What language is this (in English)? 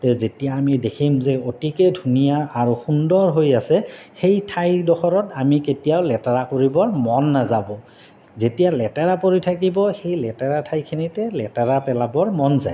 Assamese